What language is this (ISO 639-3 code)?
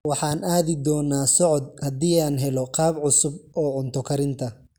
som